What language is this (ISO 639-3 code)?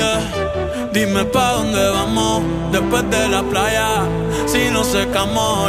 spa